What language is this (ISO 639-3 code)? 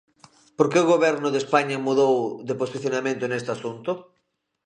glg